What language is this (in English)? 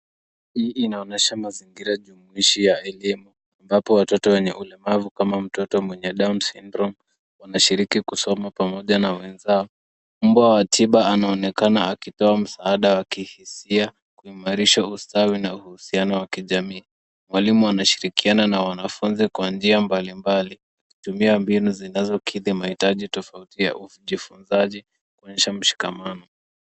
Swahili